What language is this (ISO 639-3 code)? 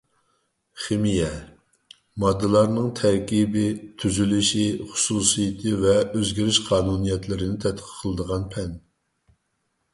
uig